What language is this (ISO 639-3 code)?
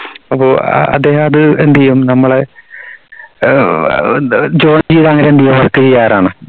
mal